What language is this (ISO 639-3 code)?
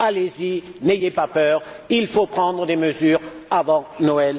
fra